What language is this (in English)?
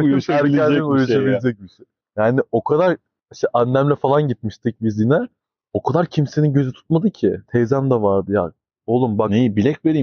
Turkish